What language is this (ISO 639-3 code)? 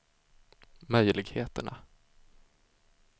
swe